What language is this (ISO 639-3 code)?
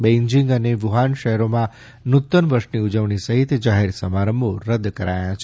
guj